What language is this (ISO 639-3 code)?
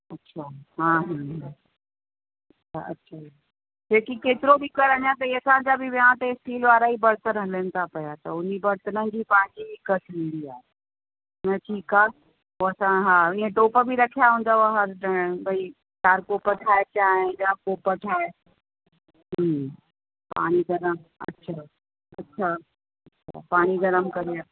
snd